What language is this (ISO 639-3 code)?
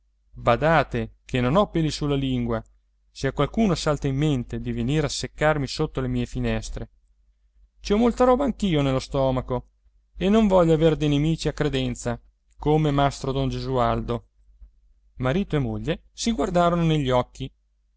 ita